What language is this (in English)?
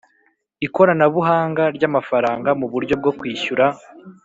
Kinyarwanda